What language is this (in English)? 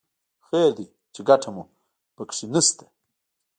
Pashto